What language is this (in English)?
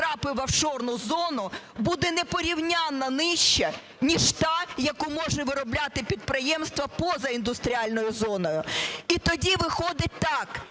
Ukrainian